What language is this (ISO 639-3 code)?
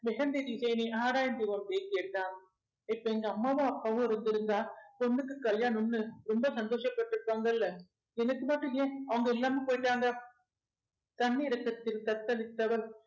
tam